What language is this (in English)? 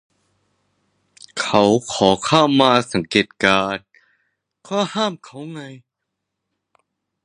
Thai